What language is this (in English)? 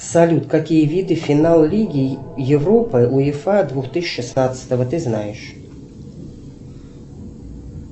Russian